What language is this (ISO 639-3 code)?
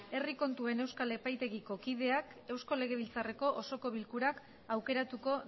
eus